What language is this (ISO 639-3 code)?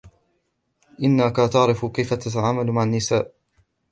ara